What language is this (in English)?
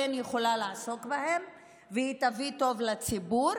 Hebrew